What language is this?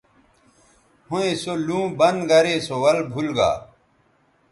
Bateri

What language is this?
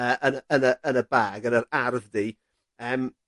Welsh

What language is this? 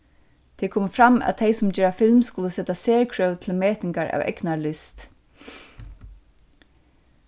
Faroese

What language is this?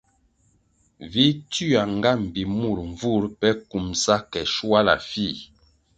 Kwasio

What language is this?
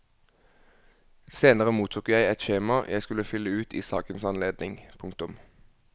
Norwegian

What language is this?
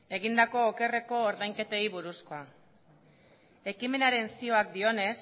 Basque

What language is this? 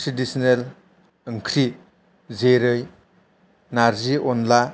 Bodo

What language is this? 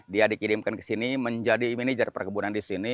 Indonesian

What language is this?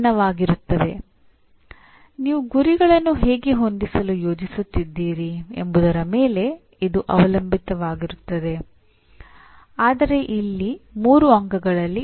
Kannada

